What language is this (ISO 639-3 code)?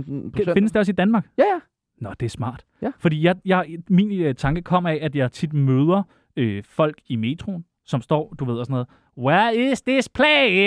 dan